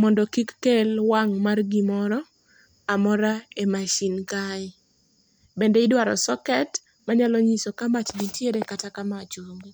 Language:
Luo (Kenya and Tanzania)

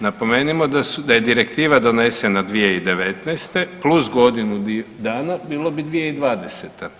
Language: Croatian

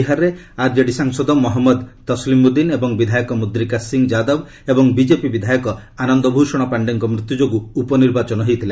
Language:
Odia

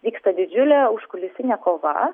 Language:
Lithuanian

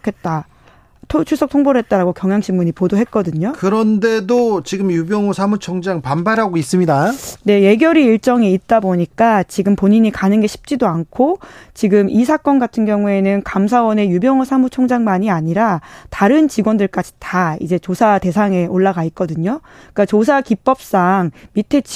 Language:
Korean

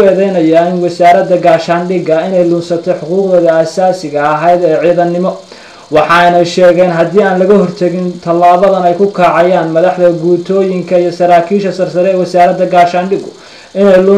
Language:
Arabic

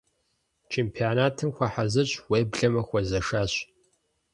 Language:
Kabardian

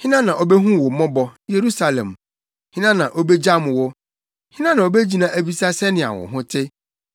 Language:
Akan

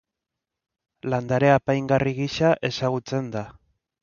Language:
Basque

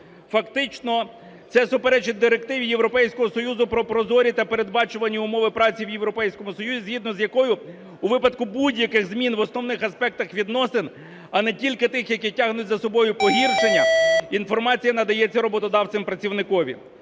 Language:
Ukrainian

